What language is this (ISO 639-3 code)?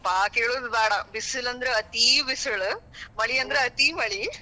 kan